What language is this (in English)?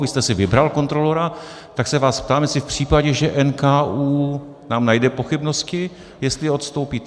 Czech